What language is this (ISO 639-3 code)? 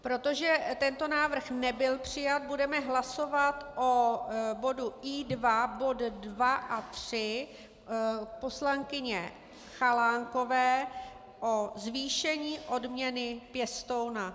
ces